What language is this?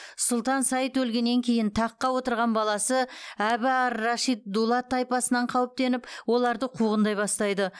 Kazakh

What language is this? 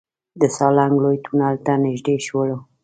Pashto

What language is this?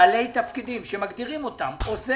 Hebrew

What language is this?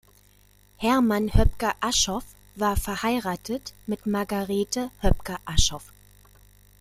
German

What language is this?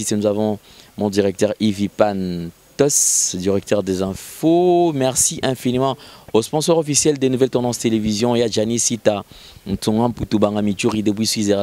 French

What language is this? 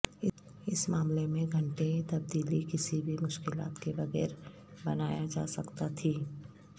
Urdu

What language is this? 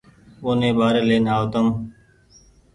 Goaria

